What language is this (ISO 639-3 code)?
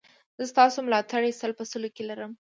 pus